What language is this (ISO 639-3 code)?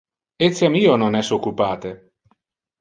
ina